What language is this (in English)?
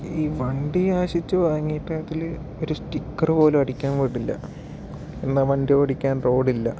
Malayalam